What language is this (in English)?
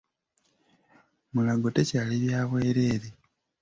Ganda